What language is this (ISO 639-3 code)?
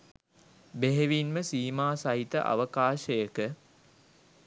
sin